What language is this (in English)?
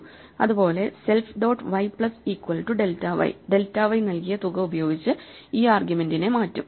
Malayalam